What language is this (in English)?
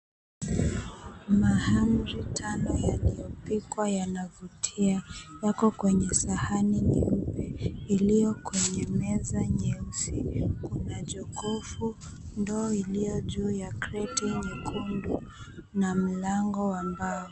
Swahili